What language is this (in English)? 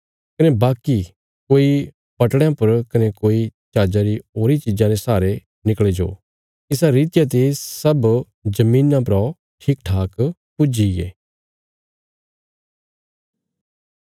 Bilaspuri